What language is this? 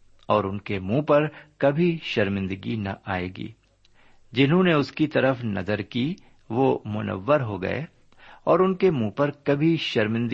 Urdu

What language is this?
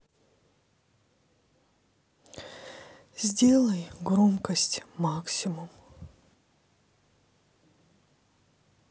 Russian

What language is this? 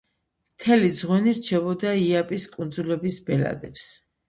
Georgian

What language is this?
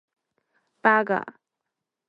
Chinese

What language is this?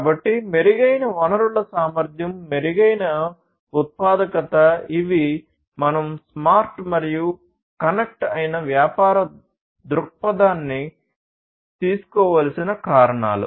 Telugu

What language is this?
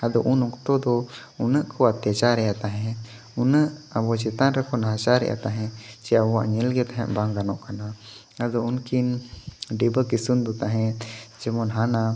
Santali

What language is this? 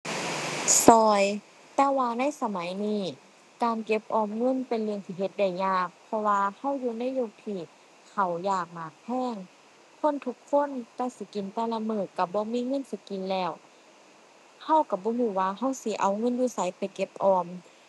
Thai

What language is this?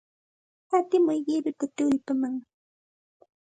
Santa Ana de Tusi Pasco Quechua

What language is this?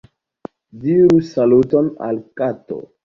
Esperanto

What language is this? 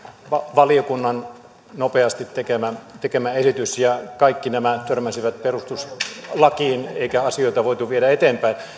Finnish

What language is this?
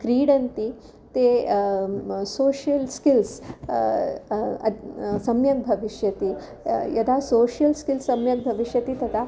Sanskrit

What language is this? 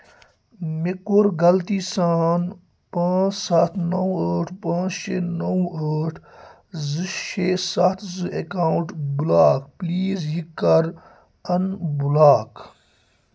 Kashmiri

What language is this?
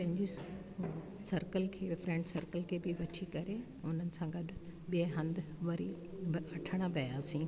Sindhi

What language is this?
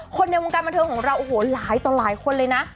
Thai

